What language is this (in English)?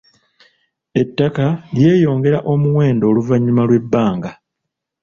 Ganda